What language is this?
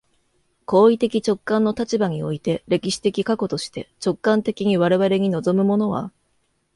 Japanese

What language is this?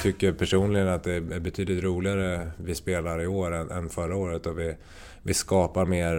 Swedish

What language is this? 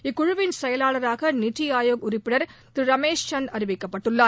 Tamil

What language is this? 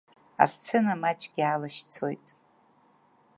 Abkhazian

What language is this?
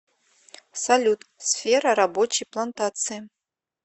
Russian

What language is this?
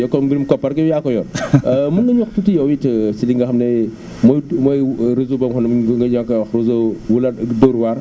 Wolof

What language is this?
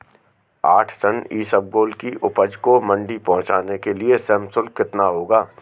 Hindi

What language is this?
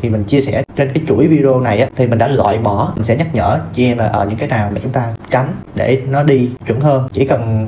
Vietnamese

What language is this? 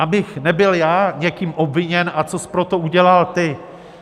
Czech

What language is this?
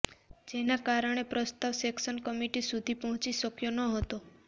Gujarati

